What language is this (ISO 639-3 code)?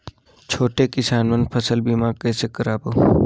hne